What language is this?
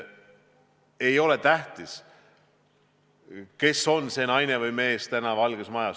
Estonian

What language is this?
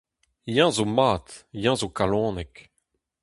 Breton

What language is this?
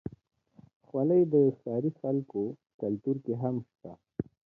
Pashto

